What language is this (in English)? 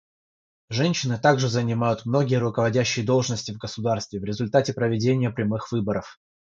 Russian